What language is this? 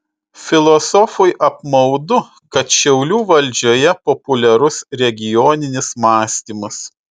Lithuanian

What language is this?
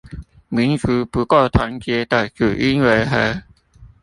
Chinese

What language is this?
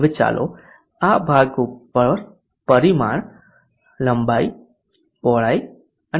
Gujarati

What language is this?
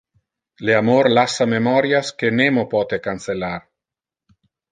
Interlingua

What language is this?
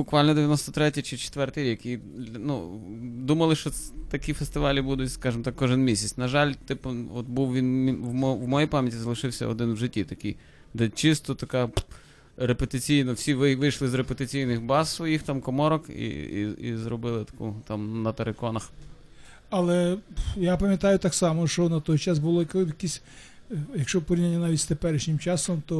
Ukrainian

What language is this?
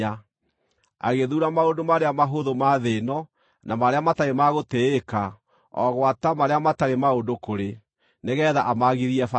Kikuyu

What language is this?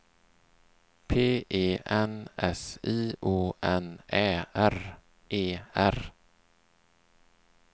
Swedish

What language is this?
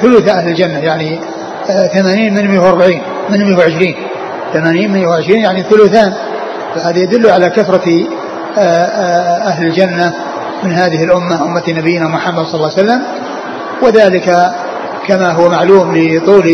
Arabic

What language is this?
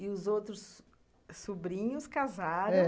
Portuguese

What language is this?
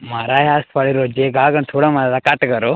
Dogri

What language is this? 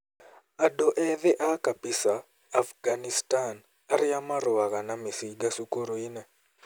Kikuyu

